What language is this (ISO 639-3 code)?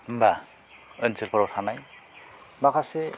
brx